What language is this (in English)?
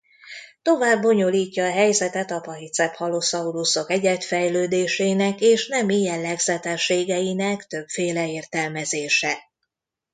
Hungarian